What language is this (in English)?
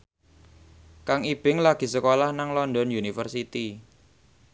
Javanese